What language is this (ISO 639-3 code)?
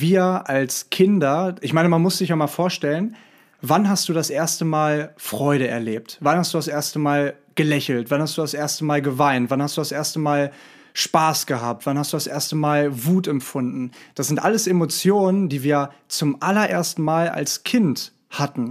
deu